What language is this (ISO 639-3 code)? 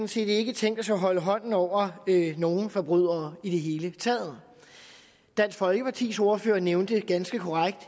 dan